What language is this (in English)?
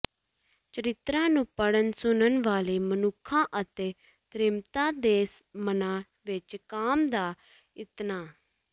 Punjabi